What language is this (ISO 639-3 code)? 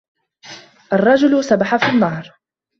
ara